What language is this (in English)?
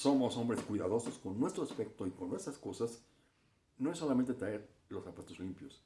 Spanish